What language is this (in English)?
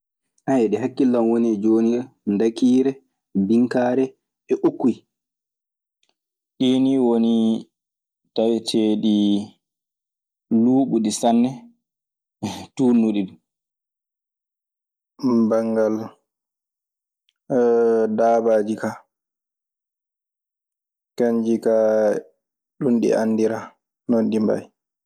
Maasina Fulfulde